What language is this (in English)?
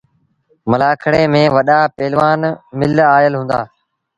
Sindhi Bhil